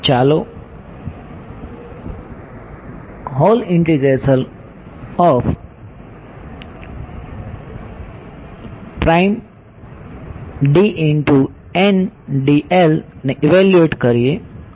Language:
Gujarati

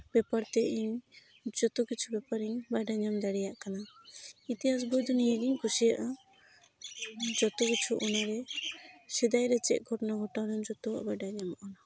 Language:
Santali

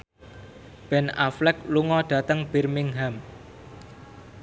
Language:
Javanese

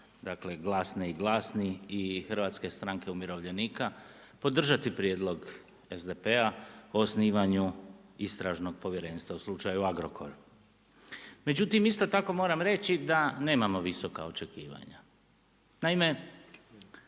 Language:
Croatian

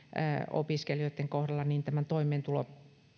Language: Finnish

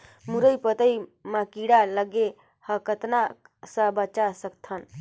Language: Chhattisgarhi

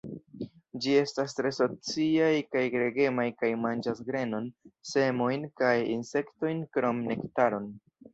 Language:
Esperanto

